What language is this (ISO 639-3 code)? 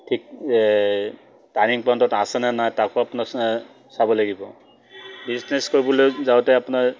asm